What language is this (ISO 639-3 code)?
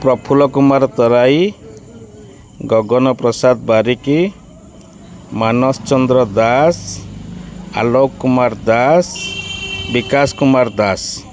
ori